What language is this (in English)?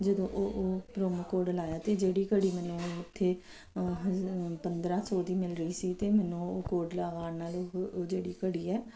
Punjabi